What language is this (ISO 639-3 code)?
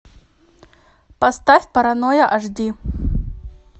rus